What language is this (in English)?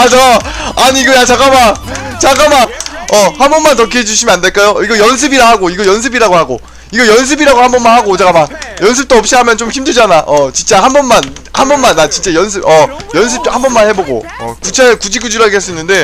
Korean